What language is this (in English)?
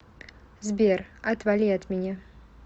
Russian